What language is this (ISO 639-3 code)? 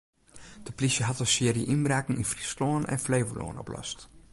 fry